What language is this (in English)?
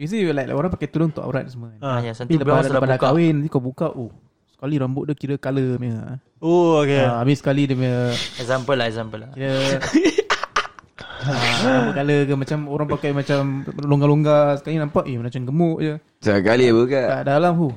Malay